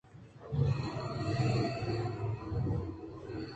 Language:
Eastern Balochi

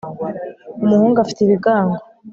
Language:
Kinyarwanda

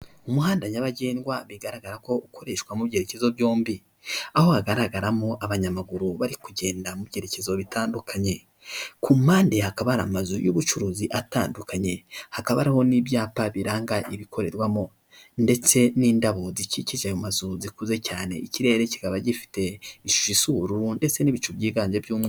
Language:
Kinyarwanda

